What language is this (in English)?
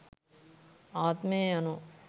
Sinhala